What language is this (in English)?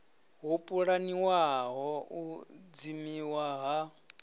Venda